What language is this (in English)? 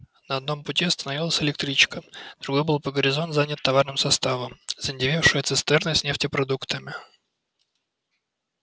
Russian